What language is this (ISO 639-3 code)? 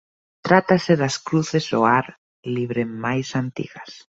glg